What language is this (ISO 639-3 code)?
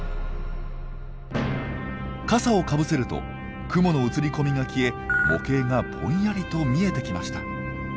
jpn